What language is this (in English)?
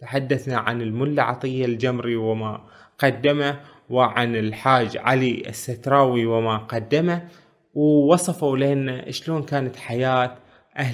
Arabic